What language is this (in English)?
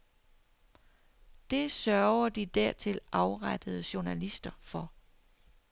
Danish